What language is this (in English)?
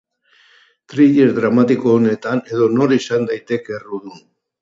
Basque